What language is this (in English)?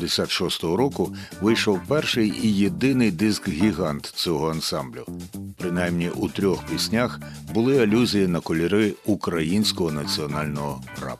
Ukrainian